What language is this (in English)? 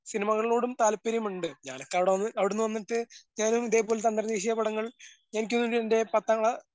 Malayalam